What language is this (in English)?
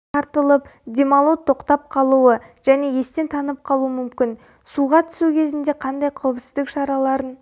Kazakh